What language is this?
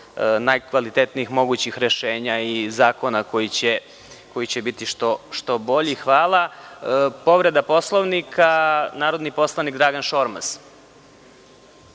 Serbian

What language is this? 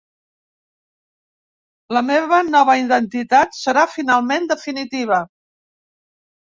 Catalan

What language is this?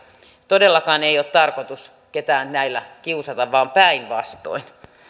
Finnish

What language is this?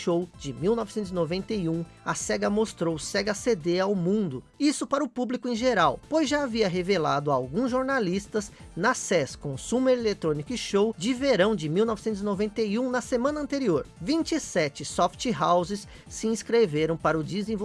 Portuguese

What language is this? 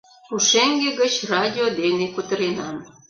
Mari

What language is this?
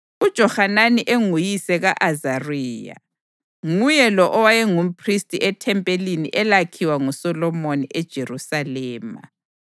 North Ndebele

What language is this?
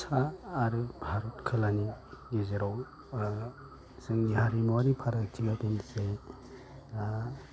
Bodo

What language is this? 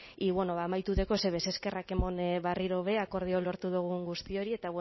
Basque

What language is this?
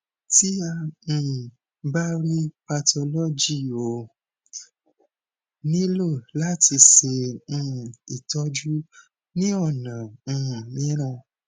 Yoruba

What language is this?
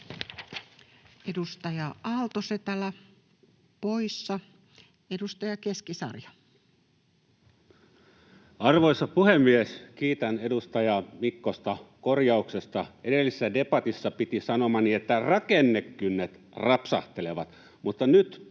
Finnish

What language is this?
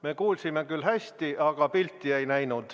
Estonian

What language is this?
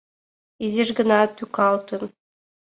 Mari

